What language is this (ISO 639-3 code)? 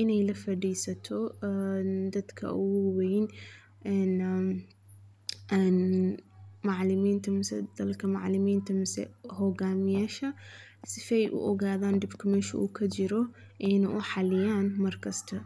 som